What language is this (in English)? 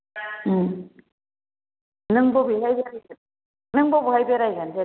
Bodo